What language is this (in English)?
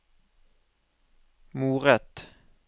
Norwegian